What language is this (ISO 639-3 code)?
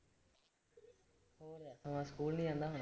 pan